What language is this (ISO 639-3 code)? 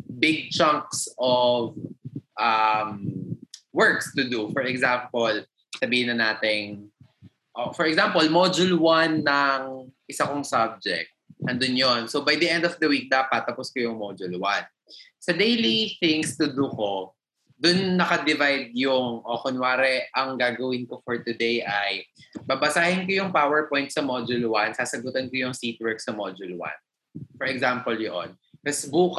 fil